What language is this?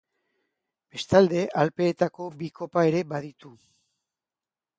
Basque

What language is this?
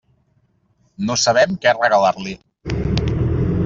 Catalan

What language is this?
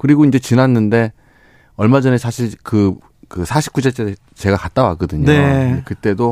Korean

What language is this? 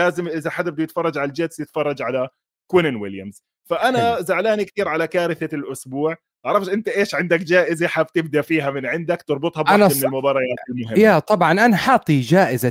Arabic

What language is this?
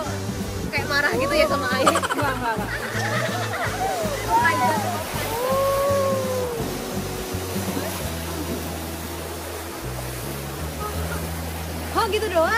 Indonesian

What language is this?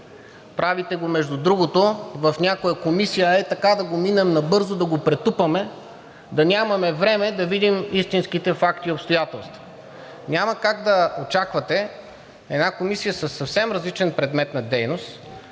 Bulgarian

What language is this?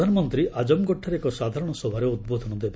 Odia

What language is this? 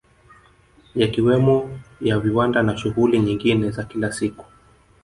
Swahili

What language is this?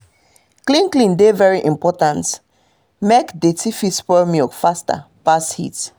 Nigerian Pidgin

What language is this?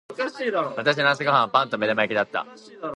Japanese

